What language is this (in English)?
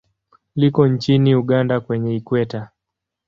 Swahili